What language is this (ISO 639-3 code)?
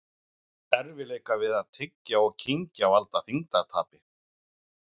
isl